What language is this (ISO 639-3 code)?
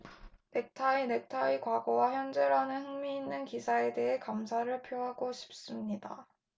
kor